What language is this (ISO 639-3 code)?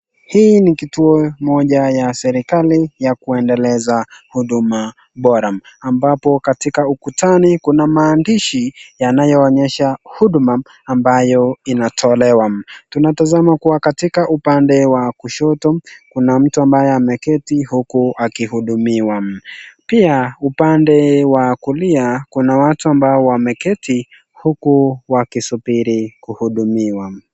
swa